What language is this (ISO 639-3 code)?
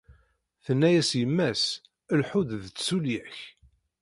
kab